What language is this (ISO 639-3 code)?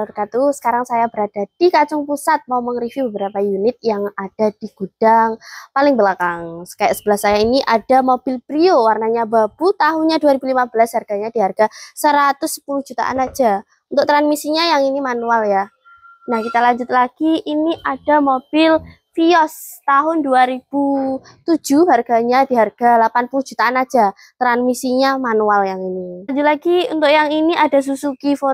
ind